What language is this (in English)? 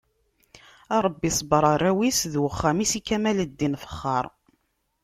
Kabyle